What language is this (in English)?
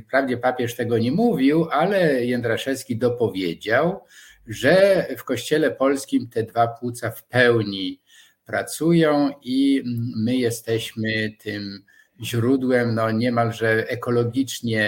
Polish